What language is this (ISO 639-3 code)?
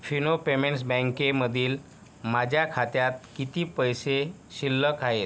mar